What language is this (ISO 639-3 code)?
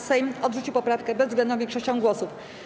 pol